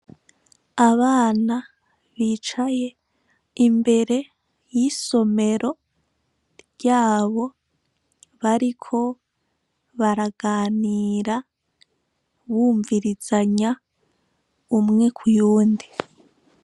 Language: Rundi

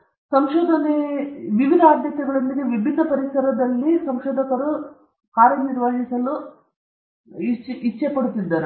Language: Kannada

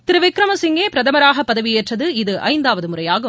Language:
Tamil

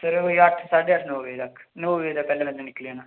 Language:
Dogri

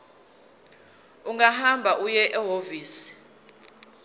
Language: Zulu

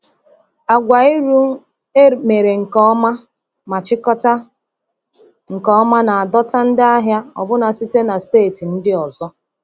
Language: Igbo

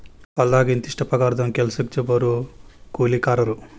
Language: Kannada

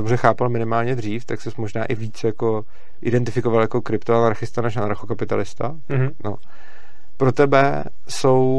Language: Czech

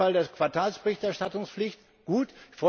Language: German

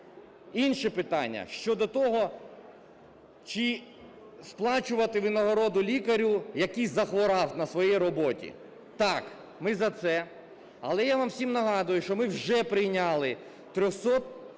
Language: Ukrainian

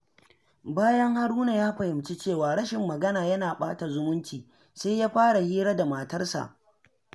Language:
Hausa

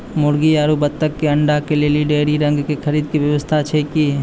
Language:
Maithili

